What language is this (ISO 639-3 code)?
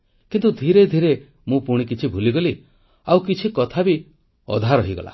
ori